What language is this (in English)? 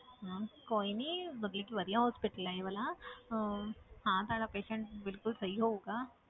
Punjabi